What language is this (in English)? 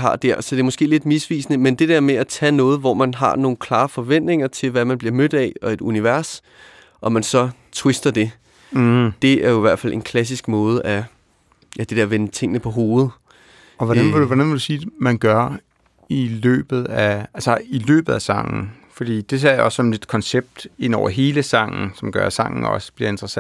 Danish